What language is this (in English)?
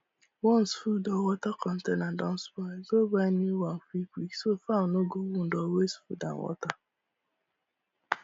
Nigerian Pidgin